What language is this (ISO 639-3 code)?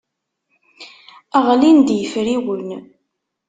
kab